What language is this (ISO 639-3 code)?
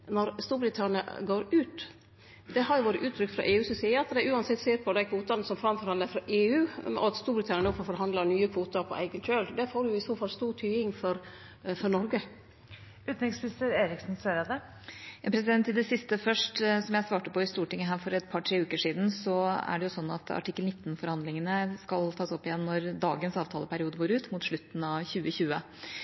nor